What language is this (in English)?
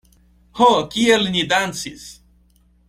Esperanto